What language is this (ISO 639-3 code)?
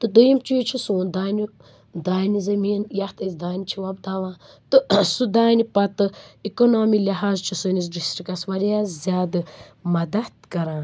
kas